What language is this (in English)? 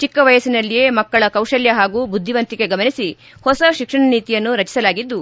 Kannada